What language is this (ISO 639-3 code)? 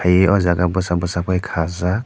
trp